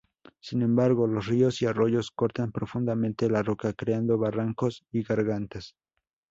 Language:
Spanish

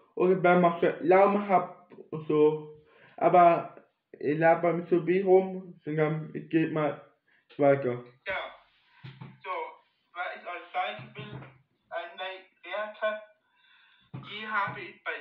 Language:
German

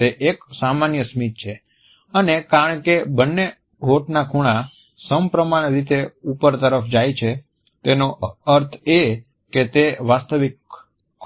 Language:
Gujarati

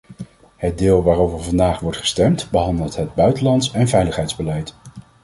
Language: Dutch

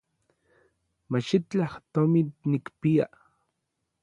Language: Orizaba Nahuatl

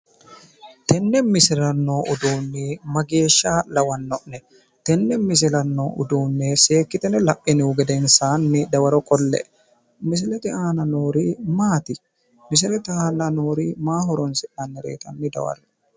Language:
Sidamo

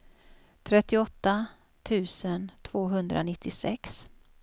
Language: Swedish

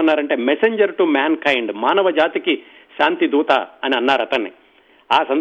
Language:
Telugu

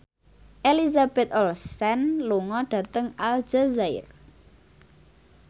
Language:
Javanese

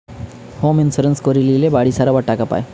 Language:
Bangla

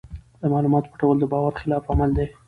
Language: Pashto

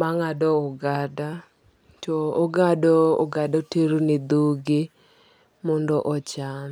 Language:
Luo (Kenya and Tanzania)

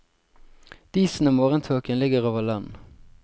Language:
Norwegian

